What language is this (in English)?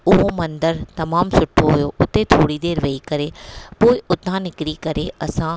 Sindhi